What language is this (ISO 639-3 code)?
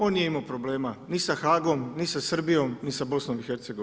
hrv